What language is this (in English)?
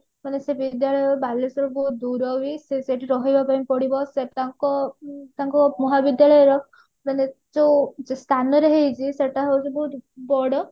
Odia